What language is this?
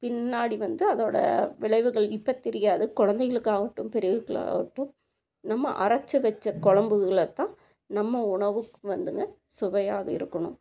Tamil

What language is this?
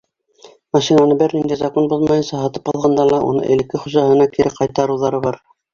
Bashkir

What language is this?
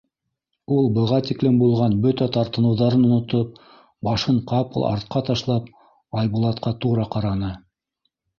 Bashkir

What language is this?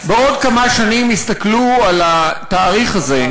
Hebrew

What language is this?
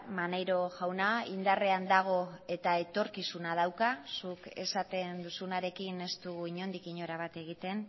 Basque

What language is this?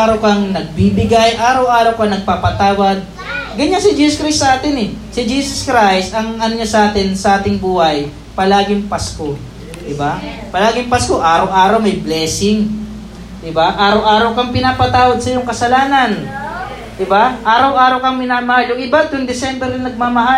Filipino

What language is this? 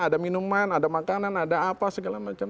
Indonesian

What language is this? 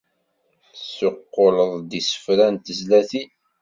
Kabyle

